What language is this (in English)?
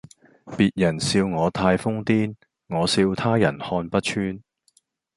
Cantonese